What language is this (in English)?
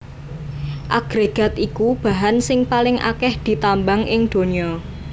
Javanese